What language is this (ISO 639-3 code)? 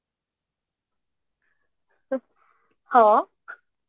ori